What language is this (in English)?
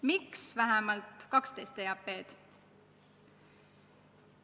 Estonian